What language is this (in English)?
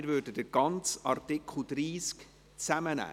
Swiss German